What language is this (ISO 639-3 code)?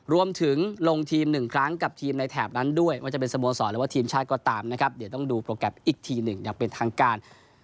tha